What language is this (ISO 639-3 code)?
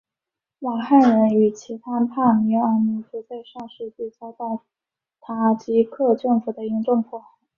zho